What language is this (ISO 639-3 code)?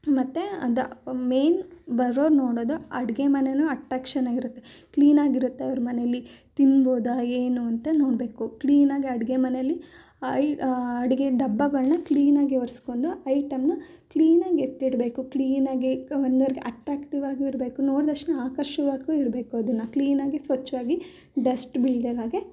kan